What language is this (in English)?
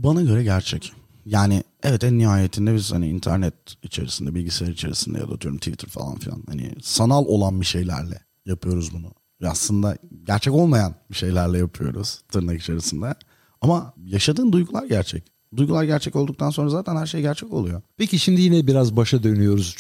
Turkish